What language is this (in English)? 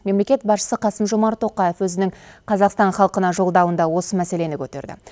Kazakh